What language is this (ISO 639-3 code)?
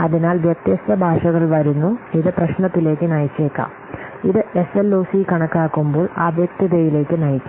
mal